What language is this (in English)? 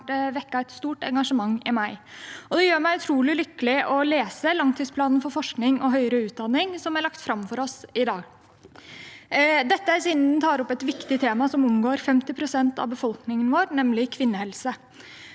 Norwegian